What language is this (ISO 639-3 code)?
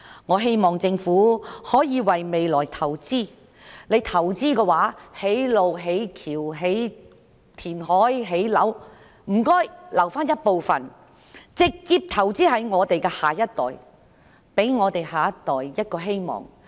yue